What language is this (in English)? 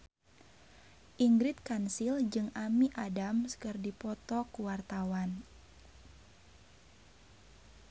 Sundanese